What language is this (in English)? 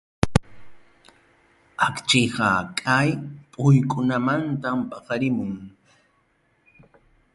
Ayacucho Quechua